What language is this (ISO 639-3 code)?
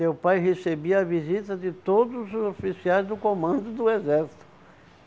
por